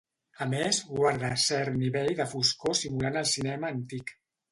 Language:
Catalan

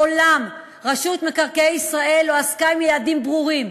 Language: Hebrew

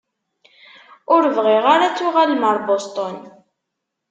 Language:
Kabyle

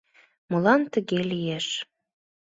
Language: Mari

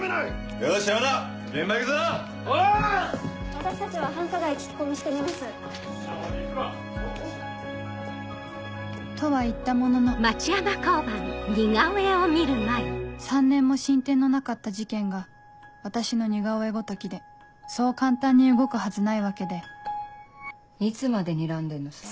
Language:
Japanese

